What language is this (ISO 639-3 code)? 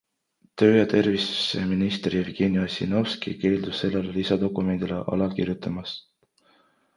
est